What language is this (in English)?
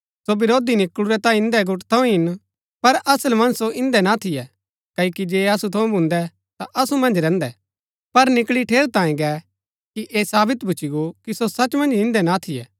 Gaddi